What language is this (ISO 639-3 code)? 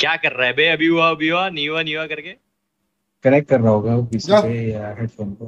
hin